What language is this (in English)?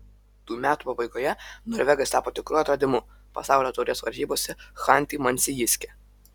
Lithuanian